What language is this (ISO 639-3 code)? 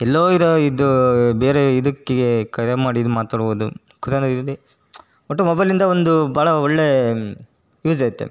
kan